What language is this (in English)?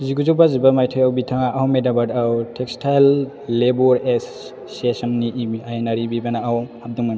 Bodo